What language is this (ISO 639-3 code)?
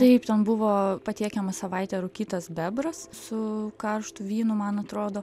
lit